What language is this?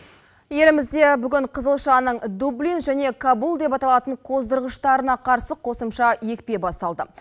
Kazakh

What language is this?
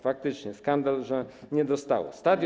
Polish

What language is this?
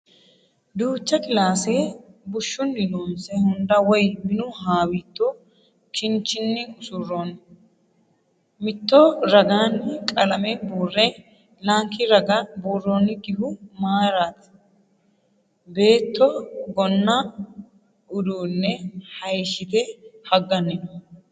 Sidamo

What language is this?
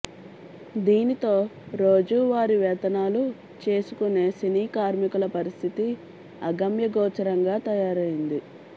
Telugu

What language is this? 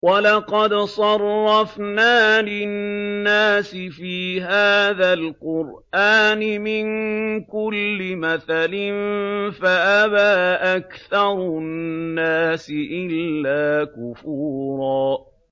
Arabic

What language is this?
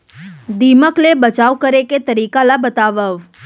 Chhattisgarhi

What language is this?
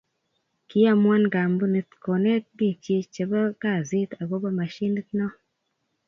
Kalenjin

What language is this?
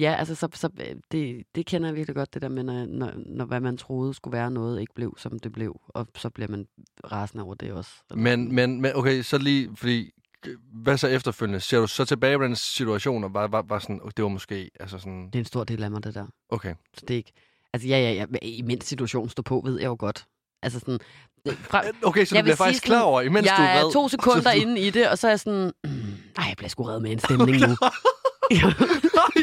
Danish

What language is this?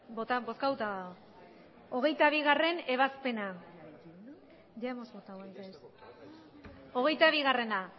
Basque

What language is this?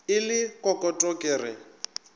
Northern Sotho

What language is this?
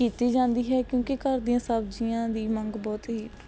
Punjabi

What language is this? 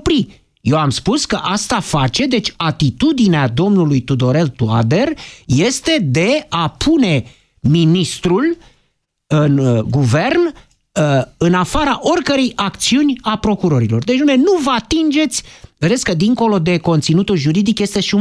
Romanian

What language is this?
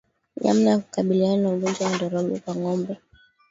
Swahili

